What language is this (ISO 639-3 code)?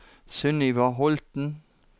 nor